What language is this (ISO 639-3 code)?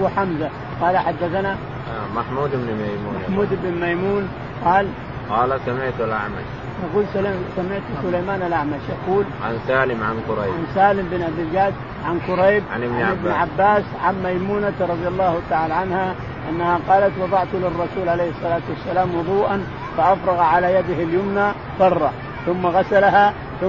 ara